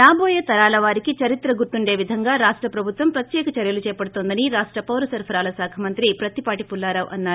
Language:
Telugu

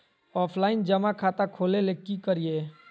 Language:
Magahi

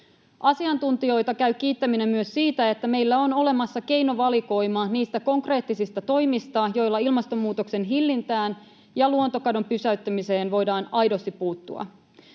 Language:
Finnish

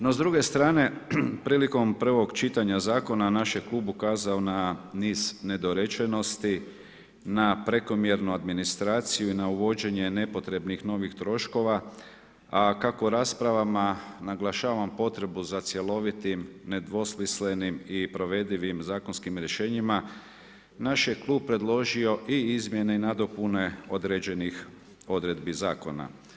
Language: Croatian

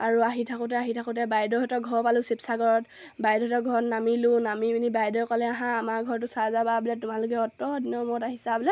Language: Assamese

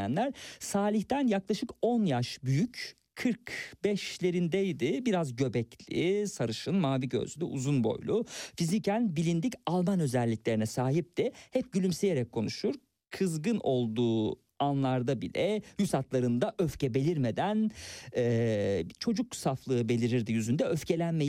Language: Turkish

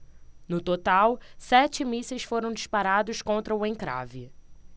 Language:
Portuguese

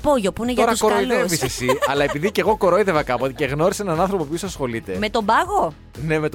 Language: Greek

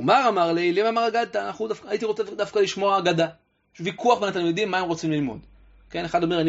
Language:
Hebrew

